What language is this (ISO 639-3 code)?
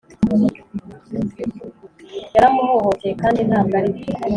kin